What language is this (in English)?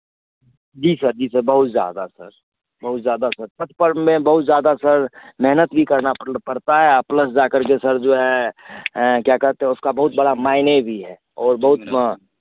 Hindi